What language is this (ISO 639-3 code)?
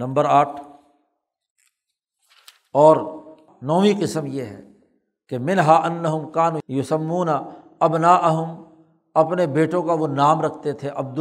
urd